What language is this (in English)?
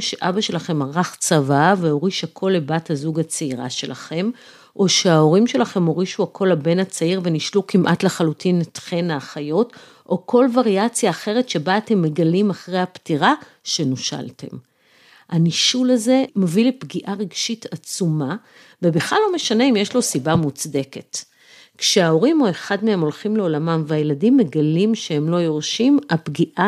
Hebrew